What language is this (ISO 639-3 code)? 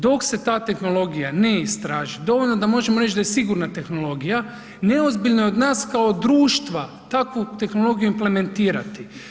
hrv